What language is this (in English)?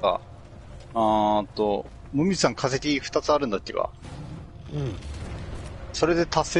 Japanese